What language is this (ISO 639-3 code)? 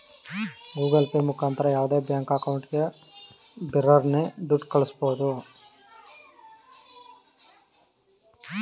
kan